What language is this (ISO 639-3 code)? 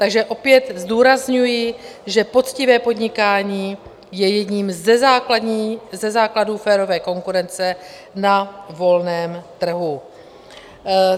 ces